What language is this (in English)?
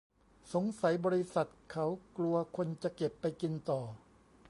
Thai